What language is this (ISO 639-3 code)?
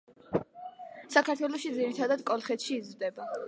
kat